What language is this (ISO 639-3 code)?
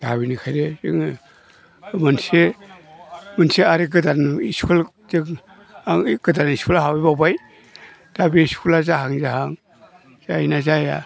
brx